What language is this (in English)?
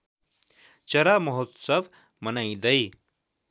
Nepali